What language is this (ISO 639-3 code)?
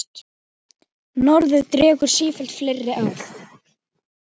isl